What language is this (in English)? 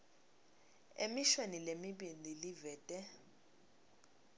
Swati